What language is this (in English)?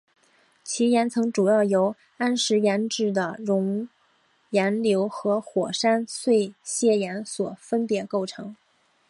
Chinese